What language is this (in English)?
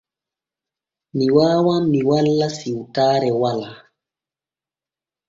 Borgu Fulfulde